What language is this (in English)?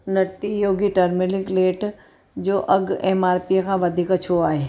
Sindhi